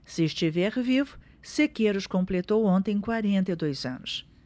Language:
Portuguese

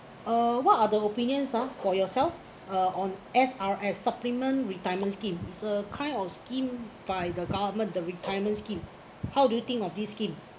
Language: English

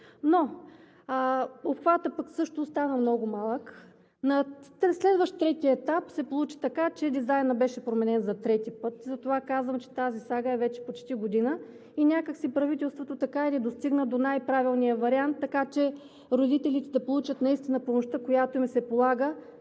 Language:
Bulgarian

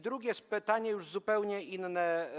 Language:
Polish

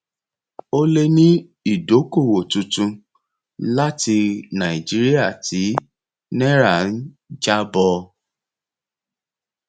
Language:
Yoruba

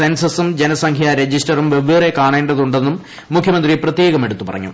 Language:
Malayalam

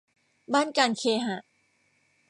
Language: Thai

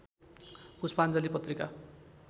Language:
Nepali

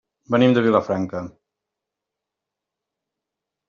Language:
Catalan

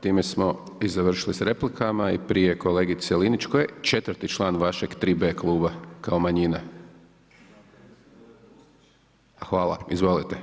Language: Croatian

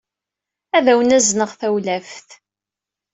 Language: Kabyle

